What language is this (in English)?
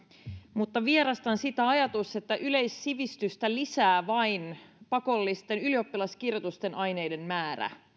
Finnish